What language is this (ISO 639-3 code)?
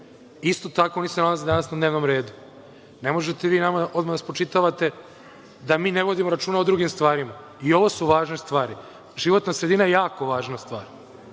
srp